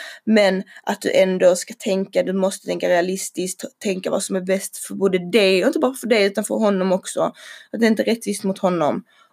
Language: Swedish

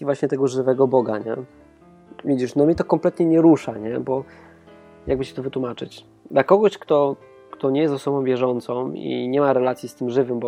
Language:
Polish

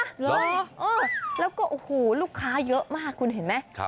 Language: Thai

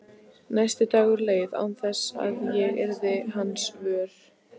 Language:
Icelandic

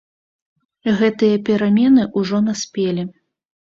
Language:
Belarusian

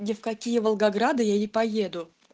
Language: Russian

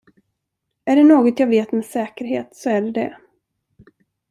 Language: Swedish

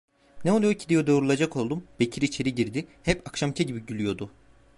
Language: Turkish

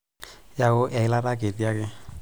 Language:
Masai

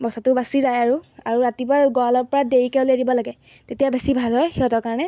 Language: Assamese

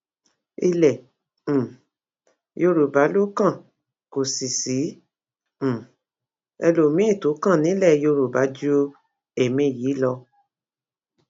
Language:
Yoruba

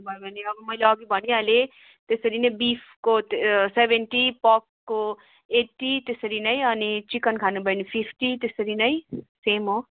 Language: Nepali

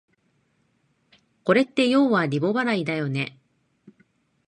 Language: Japanese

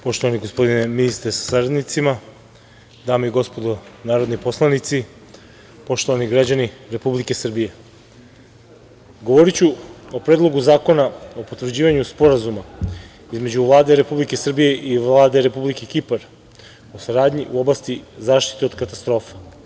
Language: Serbian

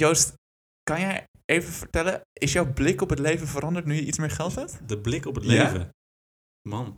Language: Dutch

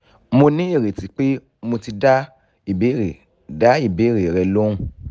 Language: Yoruba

